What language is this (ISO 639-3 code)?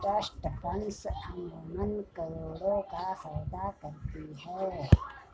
hin